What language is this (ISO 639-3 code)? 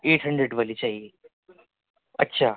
urd